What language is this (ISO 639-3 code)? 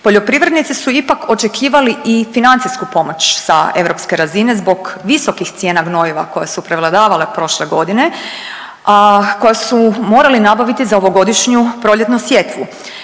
hrv